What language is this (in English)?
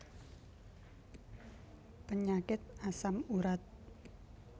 Javanese